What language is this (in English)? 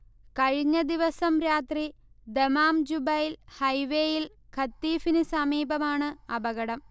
Malayalam